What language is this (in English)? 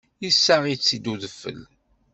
Kabyle